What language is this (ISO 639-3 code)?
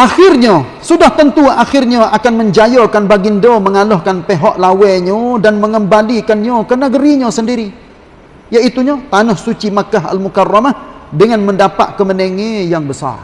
msa